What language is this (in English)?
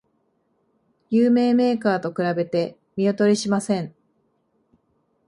Japanese